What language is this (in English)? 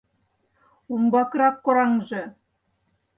Mari